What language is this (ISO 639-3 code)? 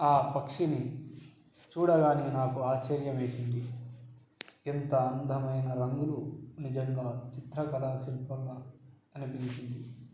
tel